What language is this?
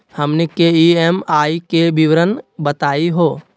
Magahi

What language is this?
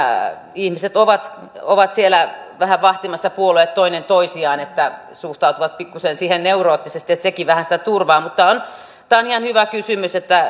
Finnish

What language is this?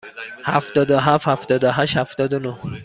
Persian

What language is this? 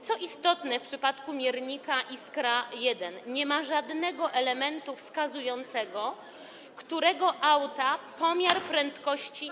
Polish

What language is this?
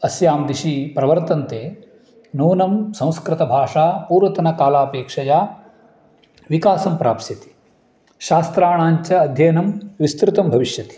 Sanskrit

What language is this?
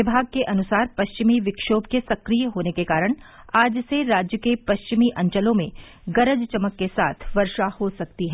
Hindi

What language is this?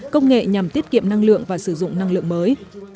Vietnamese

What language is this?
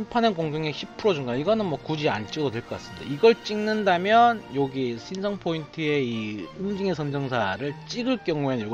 Korean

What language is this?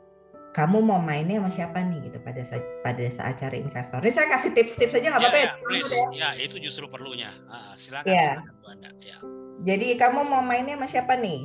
Indonesian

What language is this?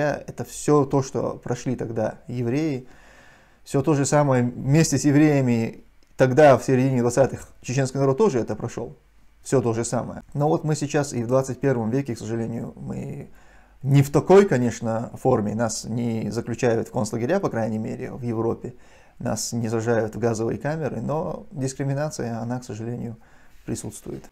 Russian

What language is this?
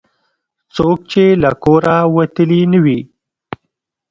Pashto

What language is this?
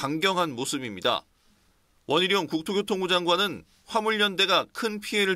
Korean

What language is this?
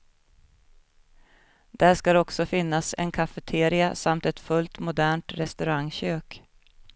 Swedish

